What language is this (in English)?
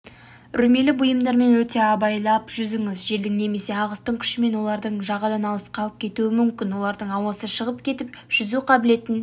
Kazakh